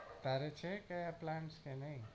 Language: Gujarati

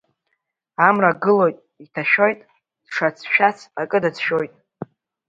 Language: Abkhazian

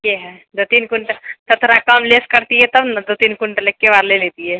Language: Maithili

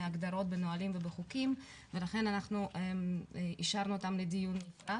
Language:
Hebrew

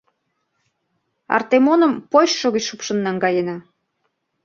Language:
Mari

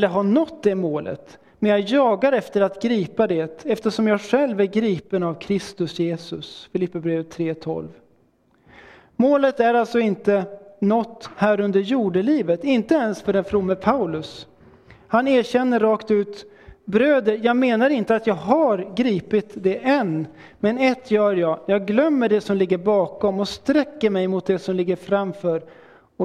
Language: Swedish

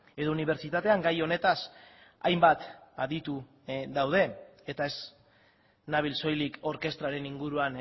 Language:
Basque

